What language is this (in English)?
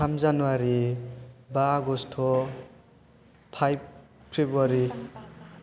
Bodo